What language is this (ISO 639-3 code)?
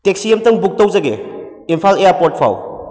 mni